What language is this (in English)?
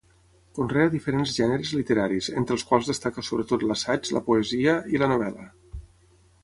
Catalan